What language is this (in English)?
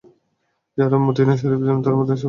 Bangla